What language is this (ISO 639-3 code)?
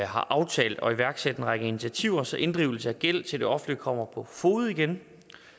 dan